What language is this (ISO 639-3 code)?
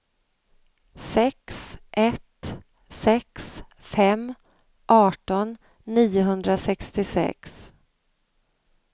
swe